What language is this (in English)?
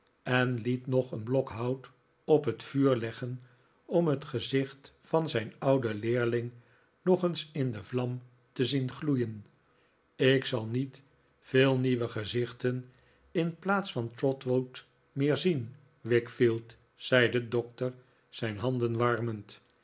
Dutch